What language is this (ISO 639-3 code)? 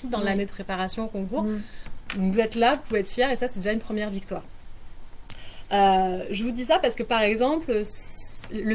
fra